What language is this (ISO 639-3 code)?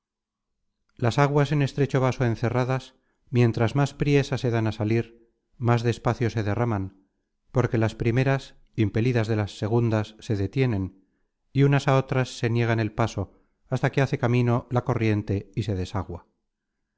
spa